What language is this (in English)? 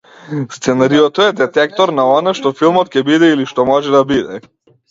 Macedonian